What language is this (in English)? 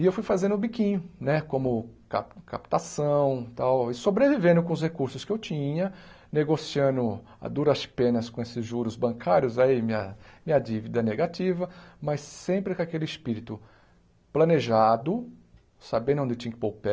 Portuguese